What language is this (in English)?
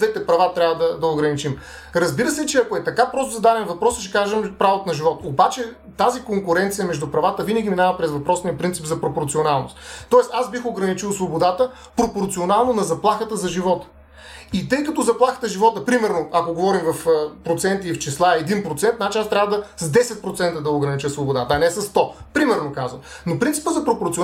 Bulgarian